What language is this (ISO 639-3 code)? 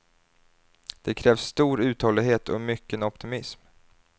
swe